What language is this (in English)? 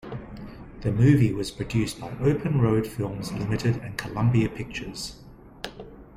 English